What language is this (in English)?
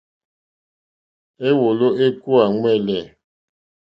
Mokpwe